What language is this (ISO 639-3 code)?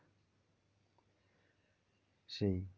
ben